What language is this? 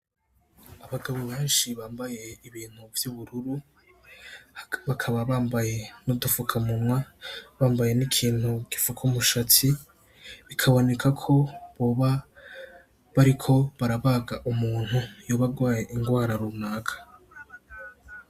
Rundi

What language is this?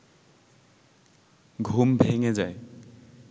Bangla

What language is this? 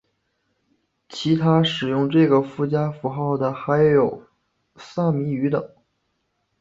Chinese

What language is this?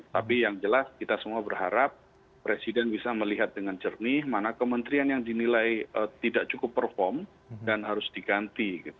Indonesian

